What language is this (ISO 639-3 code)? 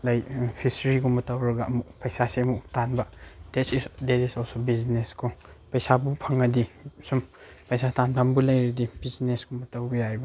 mni